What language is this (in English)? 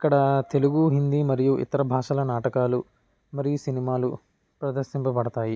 Telugu